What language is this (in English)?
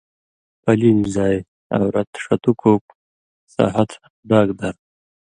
Indus Kohistani